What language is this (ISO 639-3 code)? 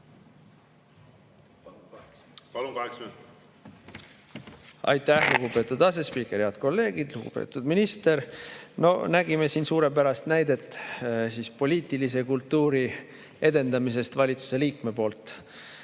est